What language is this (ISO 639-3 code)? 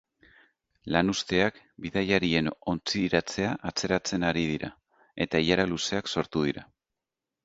eus